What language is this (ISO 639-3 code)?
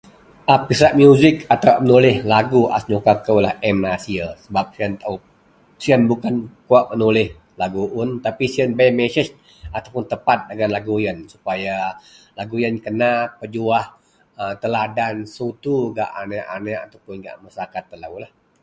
mel